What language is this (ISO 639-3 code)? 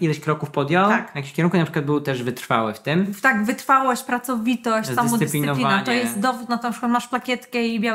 pol